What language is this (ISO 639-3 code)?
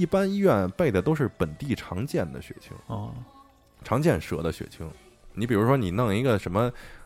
zho